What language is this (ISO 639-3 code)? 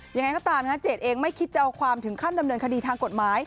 tha